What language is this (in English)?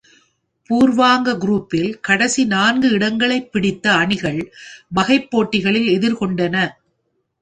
Tamil